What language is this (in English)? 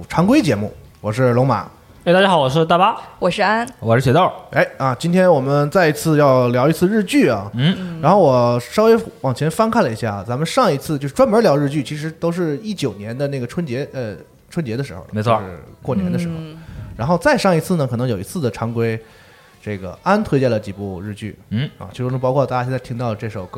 Chinese